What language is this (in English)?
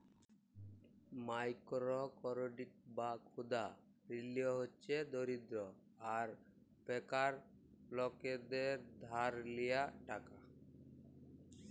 Bangla